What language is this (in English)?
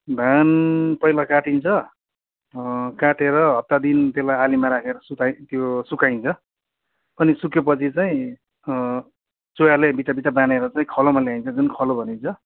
Nepali